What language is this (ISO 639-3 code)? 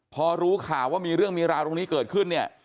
tha